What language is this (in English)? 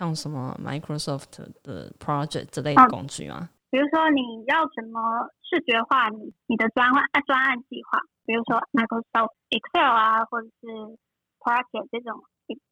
Chinese